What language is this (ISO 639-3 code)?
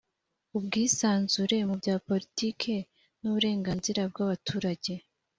kin